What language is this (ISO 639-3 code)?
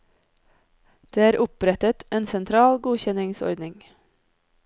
nor